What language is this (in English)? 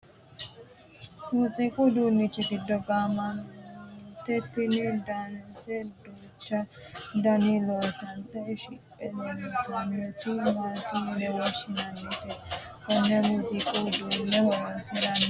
Sidamo